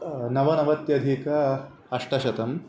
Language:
Sanskrit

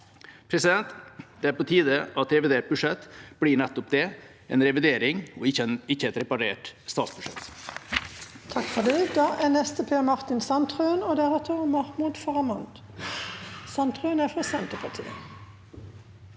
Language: Norwegian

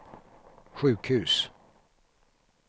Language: Swedish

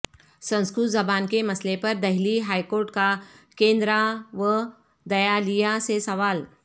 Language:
Urdu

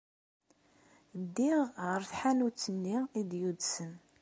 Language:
Kabyle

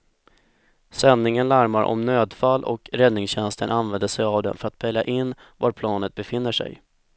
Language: Swedish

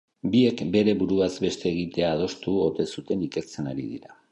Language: Basque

